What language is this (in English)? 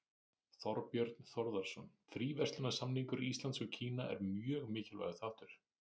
Icelandic